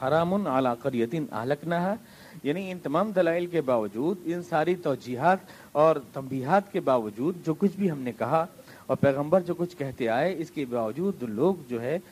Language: Urdu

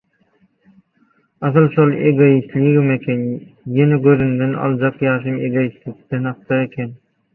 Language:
Turkmen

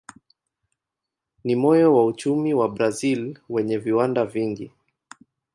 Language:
Swahili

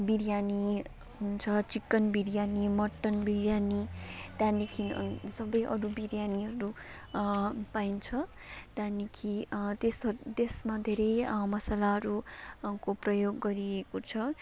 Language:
Nepali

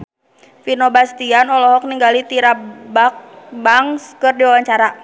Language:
Sundanese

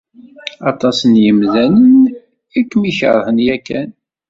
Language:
Kabyle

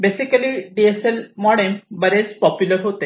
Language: Marathi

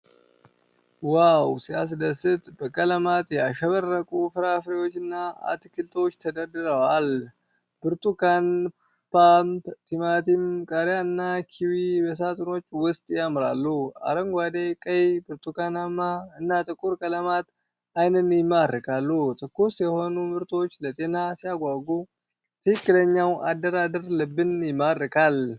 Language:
Amharic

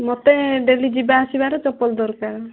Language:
Odia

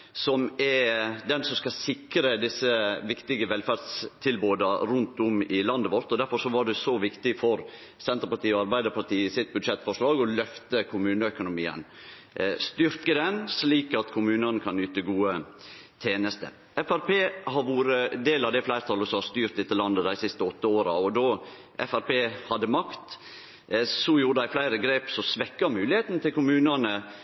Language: Norwegian Nynorsk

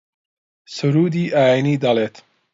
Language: Central Kurdish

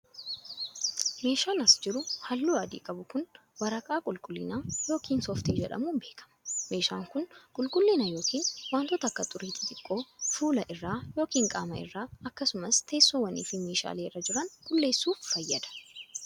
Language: Oromo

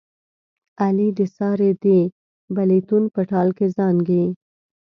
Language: Pashto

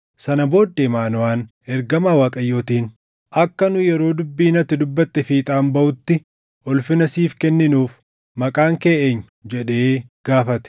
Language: Oromo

